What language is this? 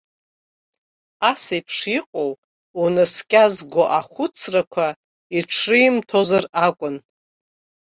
Abkhazian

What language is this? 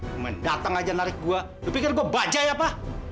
Indonesian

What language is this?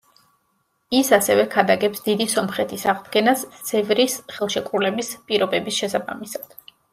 Georgian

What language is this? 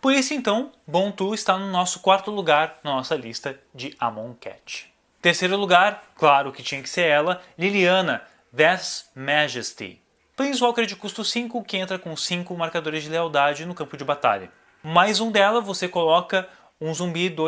Portuguese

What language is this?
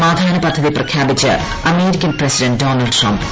Malayalam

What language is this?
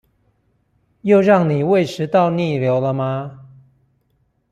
Chinese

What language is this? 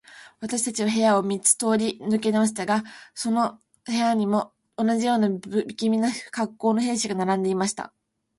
Japanese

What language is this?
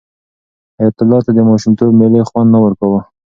Pashto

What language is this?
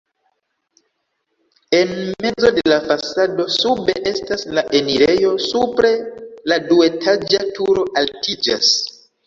Esperanto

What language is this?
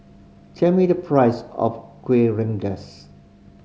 English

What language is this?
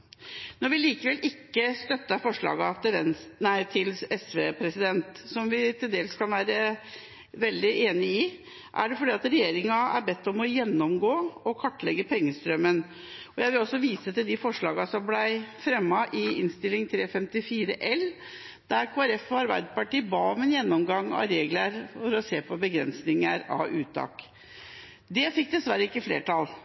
Norwegian Bokmål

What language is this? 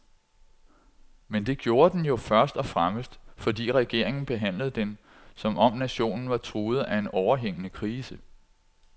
Danish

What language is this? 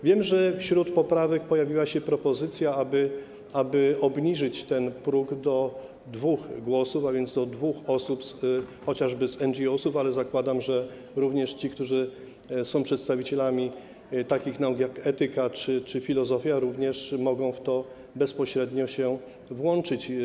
Polish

